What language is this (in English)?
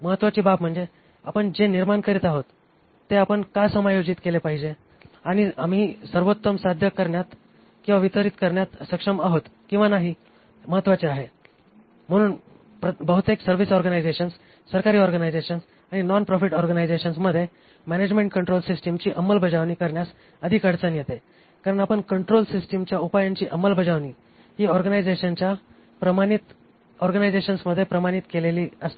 Marathi